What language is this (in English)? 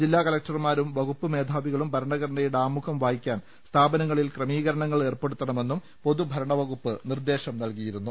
Malayalam